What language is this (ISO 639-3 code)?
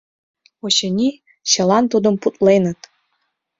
chm